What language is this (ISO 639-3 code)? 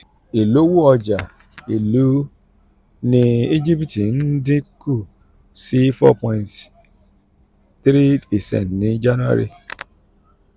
yor